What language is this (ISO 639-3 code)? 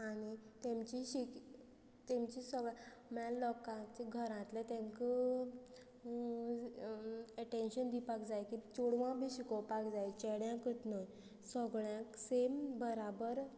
kok